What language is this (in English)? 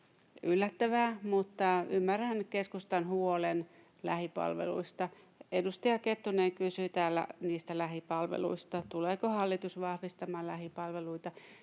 Finnish